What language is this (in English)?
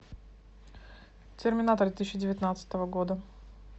Russian